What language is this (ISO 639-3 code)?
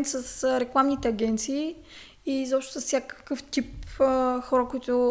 bul